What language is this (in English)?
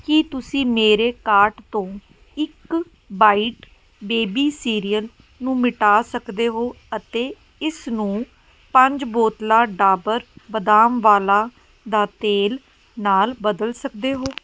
Punjabi